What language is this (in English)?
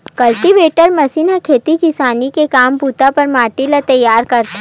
Chhattisgarhi